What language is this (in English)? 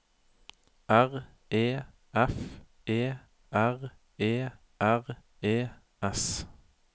Norwegian